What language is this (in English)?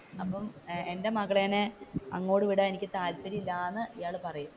Malayalam